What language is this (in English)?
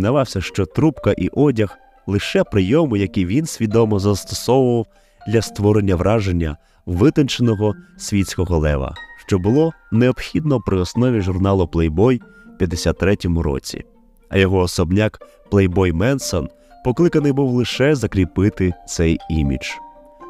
Ukrainian